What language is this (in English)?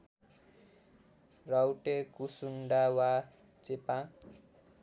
Nepali